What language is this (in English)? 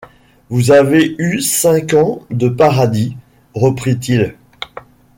French